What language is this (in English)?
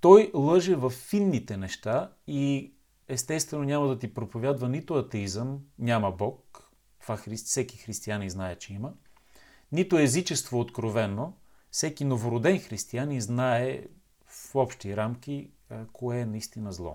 Bulgarian